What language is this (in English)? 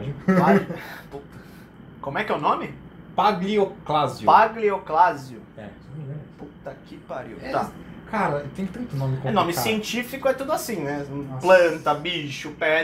Portuguese